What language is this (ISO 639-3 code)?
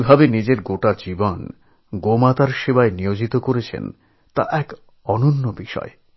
ben